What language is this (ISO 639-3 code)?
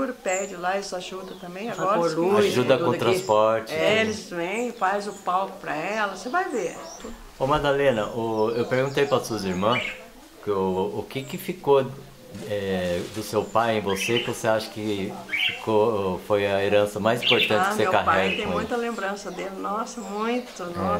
por